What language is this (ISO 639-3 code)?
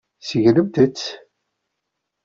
kab